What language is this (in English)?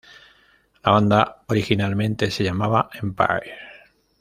Spanish